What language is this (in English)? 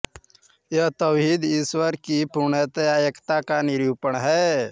Hindi